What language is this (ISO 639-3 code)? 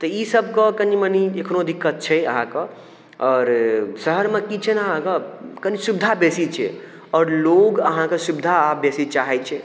mai